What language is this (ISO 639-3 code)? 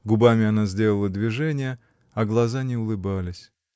rus